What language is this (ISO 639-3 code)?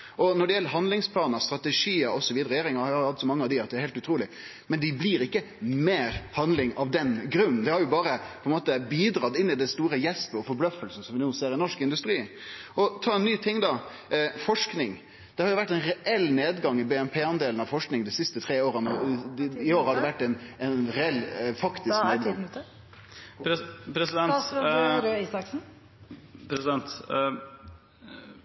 nno